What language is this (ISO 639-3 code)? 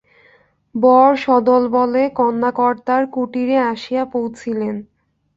ben